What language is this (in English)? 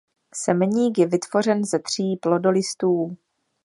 Czech